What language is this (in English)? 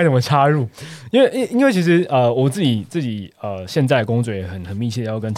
Chinese